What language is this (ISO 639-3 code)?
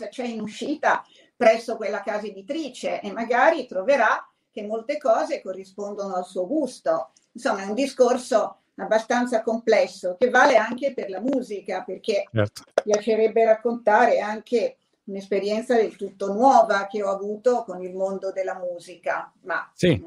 ita